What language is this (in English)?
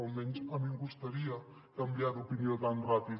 Catalan